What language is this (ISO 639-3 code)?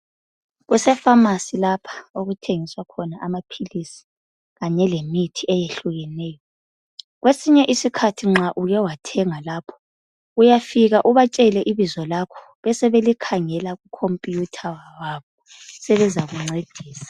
nde